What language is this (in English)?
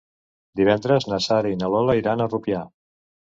Catalan